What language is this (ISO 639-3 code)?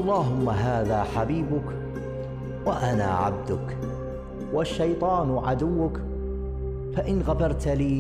ara